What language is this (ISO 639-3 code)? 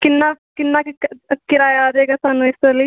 pan